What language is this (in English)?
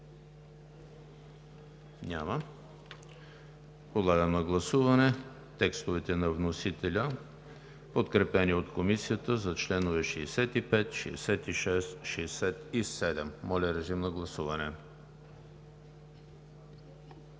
Bulgarian